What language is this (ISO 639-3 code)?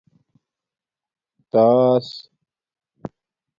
dmk